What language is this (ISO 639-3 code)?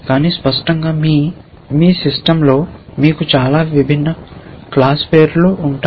tel